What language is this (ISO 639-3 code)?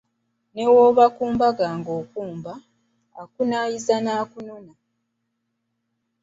lug